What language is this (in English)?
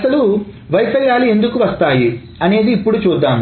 Telugu